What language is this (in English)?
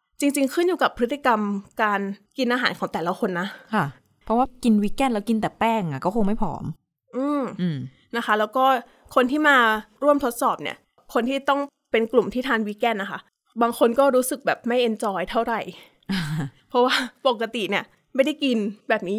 Thai